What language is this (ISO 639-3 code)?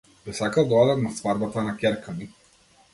mkd